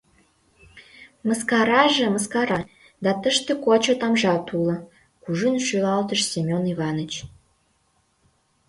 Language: Mari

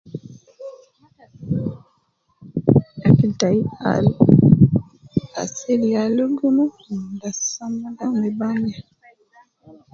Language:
Nubi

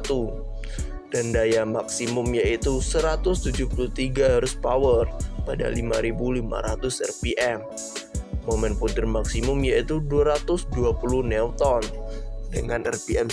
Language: Indonesian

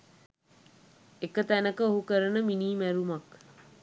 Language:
Sinhala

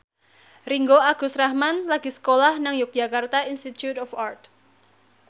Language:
Javanese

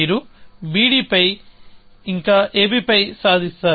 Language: Telugu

